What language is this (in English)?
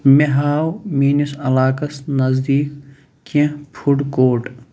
Kashmiri